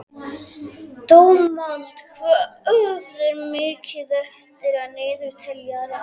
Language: Icelandic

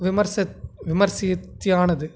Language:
Tamil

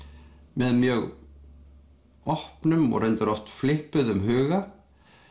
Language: Icelandic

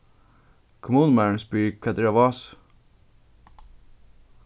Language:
Faroese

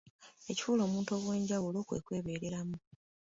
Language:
Ganda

